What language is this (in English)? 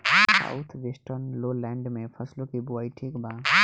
Bhojpuri